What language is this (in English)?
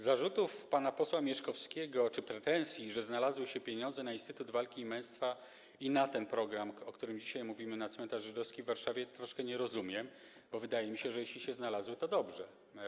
Polish